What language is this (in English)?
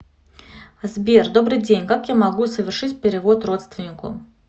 Russian